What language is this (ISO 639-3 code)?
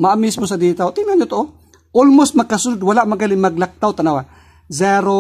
fil